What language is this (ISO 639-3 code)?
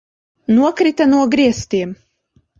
lav